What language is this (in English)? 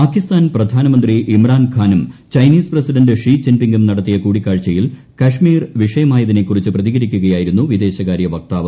Malayalam